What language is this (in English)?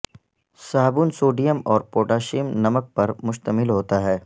Urdu